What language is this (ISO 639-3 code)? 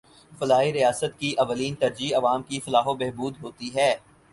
urd